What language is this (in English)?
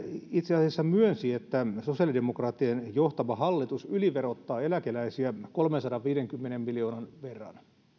Finnish